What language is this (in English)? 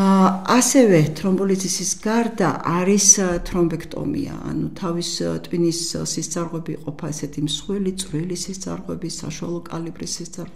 Romanian